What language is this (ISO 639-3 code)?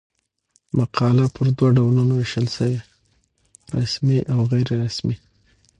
pus